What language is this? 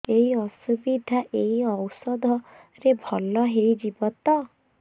Odia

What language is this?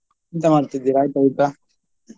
Kannada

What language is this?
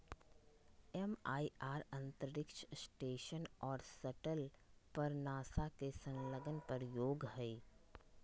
Magahi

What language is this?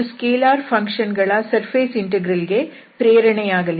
Kannada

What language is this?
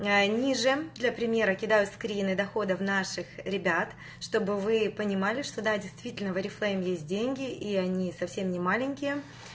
Russian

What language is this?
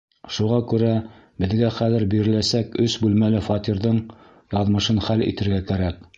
Bashkir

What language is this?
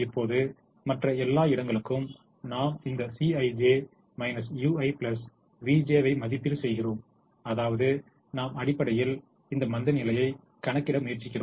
Tamil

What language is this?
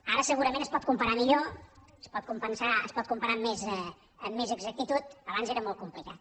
Catalan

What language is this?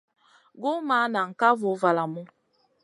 Masana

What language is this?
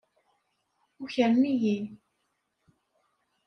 Kabyle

